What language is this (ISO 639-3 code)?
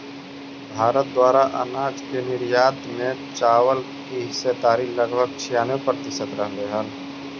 mag